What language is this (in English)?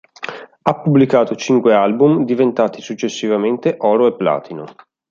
Italian